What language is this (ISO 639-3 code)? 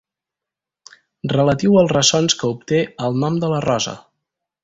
cat